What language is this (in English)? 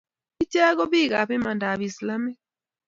Kalenjin